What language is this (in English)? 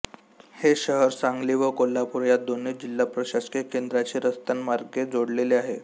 Marathi